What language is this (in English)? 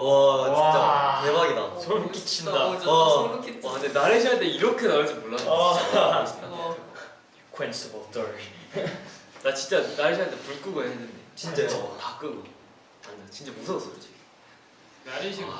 Korean